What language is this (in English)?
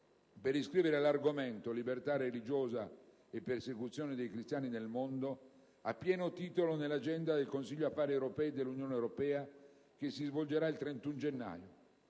Italian